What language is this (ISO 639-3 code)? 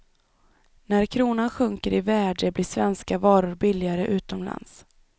swe